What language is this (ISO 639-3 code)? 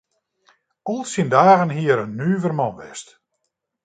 fry